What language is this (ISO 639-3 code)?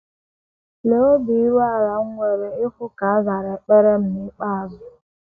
ibo